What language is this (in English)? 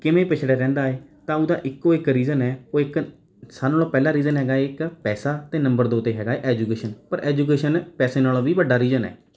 Punjabi